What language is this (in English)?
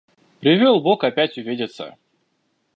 Russian